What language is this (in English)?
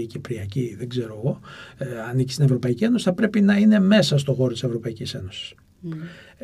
Greek